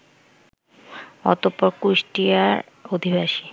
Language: Bangla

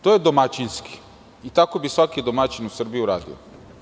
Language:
Serbian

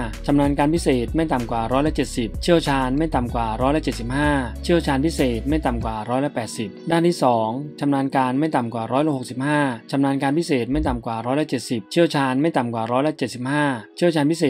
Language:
Thai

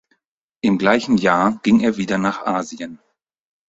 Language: German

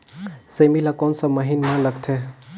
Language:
Chhattisgarhi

